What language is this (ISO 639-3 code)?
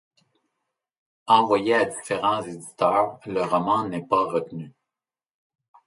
fra